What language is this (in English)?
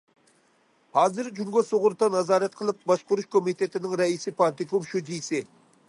Uyghur